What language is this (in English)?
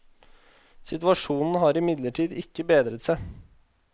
Norwegian